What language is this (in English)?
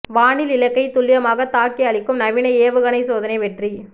Tamil